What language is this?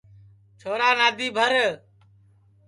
Sansi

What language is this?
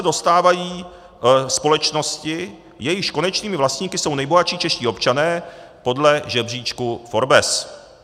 Czech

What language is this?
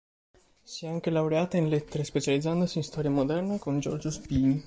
Italian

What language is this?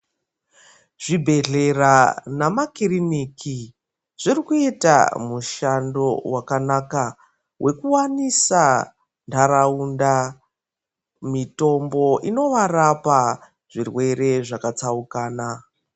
Ndau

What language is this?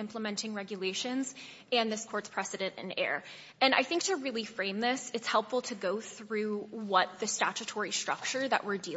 English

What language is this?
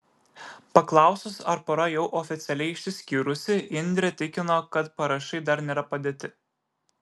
Lithuanian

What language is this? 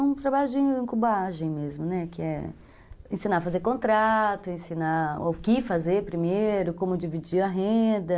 Portuguese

